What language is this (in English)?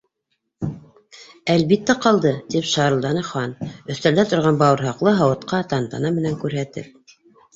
Bashkir